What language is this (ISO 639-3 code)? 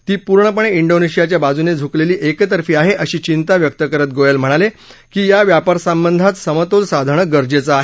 mar